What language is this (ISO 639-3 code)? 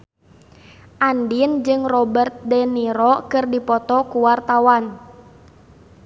sun